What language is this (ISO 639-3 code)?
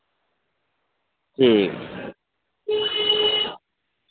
doi